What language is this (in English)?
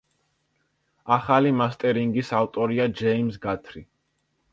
Georgian